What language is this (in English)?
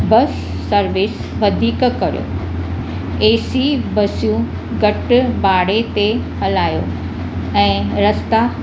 Sindhi